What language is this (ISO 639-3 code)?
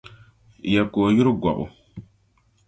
dag